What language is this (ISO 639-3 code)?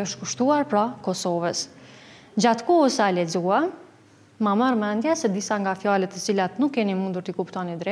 ron